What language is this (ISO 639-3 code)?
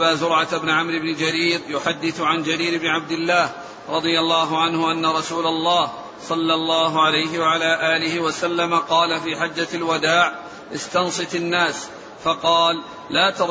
ara